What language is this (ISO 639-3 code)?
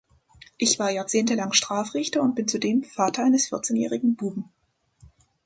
deu